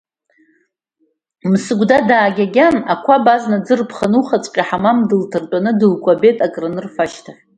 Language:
Abkhazian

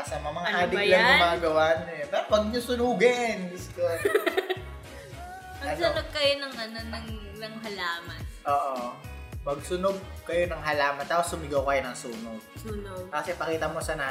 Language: Filipino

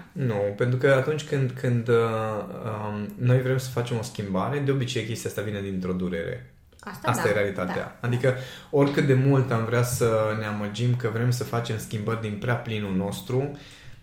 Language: Romanian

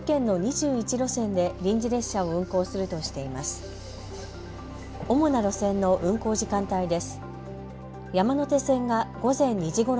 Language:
Japanese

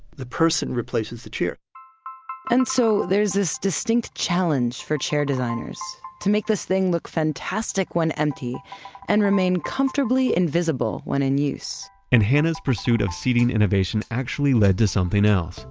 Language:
English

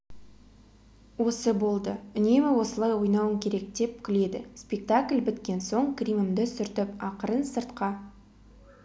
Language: Kazakh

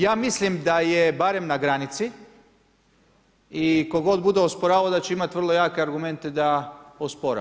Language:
Croatian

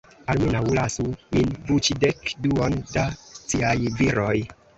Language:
Esperanto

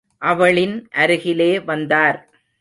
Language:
Tamil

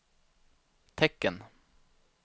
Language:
Swedish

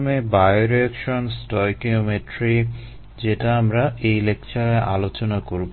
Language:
Bangla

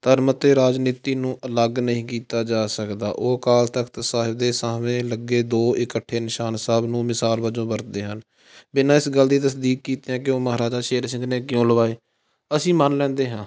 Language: Punjabi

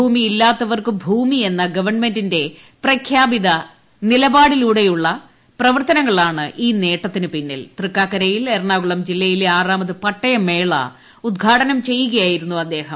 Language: Malayalam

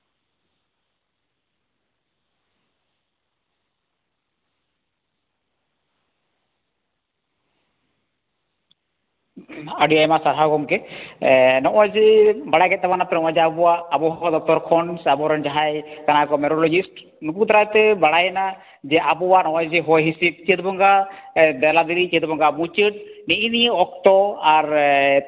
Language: Santali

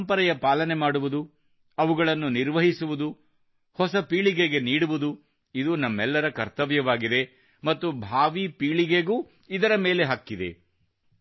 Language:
Kannada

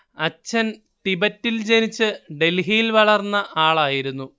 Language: Malayalam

